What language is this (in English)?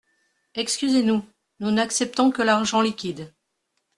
French